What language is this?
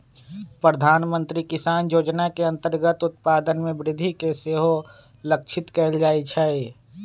Magahi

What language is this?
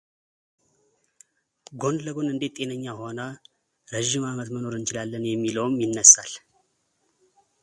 Amharic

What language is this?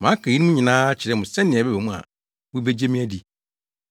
Akan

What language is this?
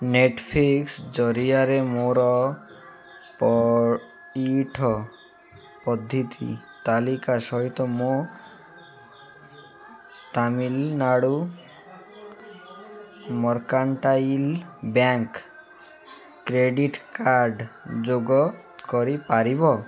Odia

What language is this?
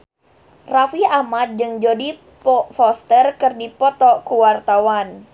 Sundanese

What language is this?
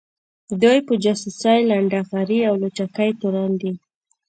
Pashto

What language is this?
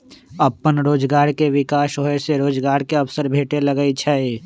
Magahi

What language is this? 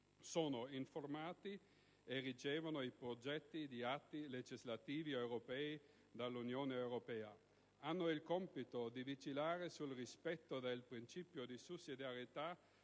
Italian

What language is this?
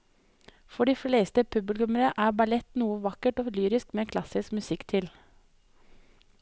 Norwegian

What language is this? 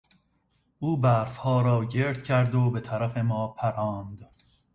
Persian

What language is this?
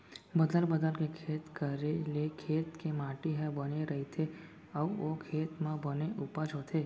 Chhattisgarhi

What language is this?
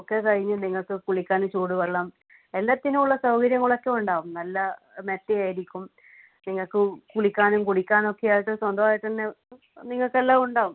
Malayalam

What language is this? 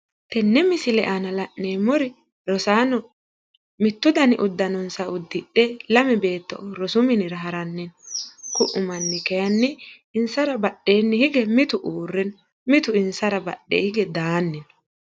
Sidamo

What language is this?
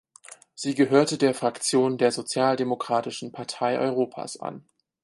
German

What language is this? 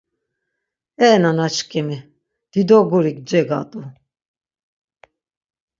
Laz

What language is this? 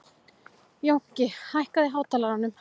Icelandic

